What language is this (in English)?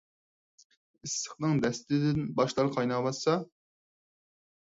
Uyghur